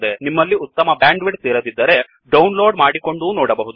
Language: Kannada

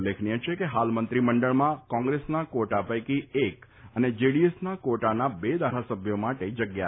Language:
Gujarati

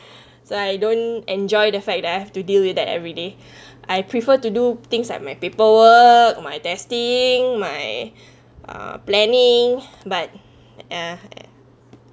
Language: English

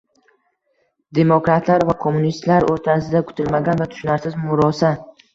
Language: Uzbek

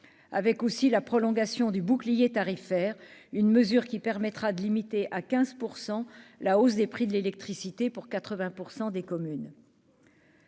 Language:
French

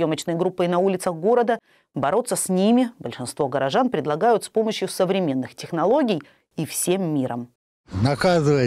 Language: Russian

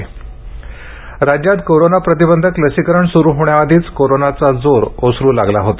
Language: Marathi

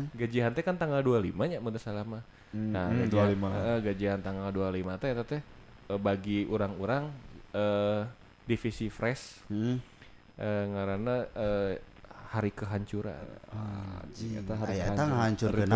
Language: Indonesian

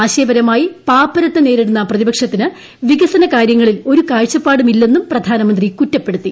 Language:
Malayalam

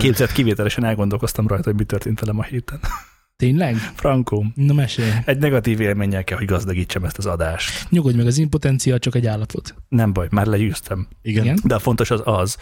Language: Hungarian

